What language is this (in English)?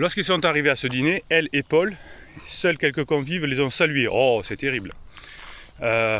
French